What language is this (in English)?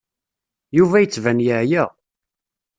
Kabyle